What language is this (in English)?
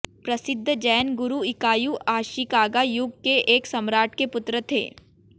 Hindi